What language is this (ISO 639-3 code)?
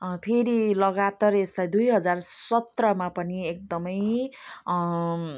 nep